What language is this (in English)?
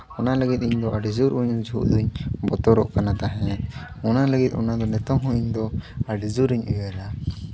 Santali